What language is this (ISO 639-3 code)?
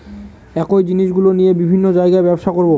ben